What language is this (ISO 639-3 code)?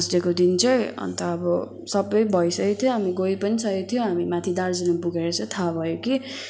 nep